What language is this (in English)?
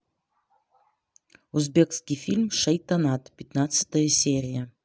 Russian